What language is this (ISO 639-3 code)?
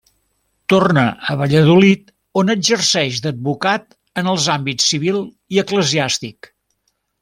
cat